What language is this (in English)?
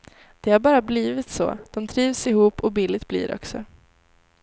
Swedish